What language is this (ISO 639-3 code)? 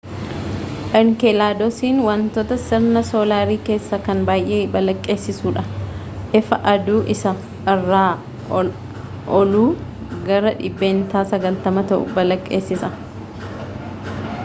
orm